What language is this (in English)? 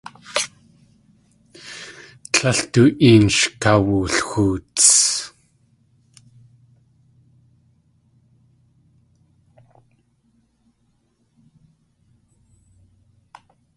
Tlingit